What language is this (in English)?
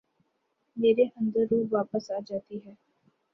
Urdu